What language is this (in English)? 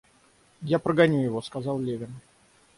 Russian